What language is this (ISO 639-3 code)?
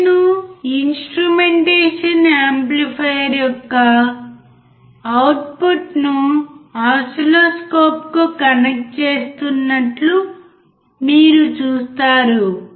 tel